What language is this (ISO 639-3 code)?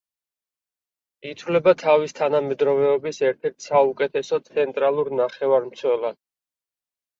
kat